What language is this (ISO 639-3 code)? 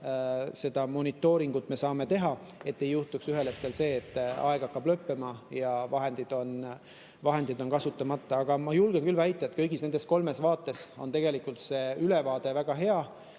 est